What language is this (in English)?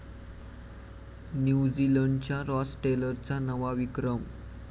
Marathi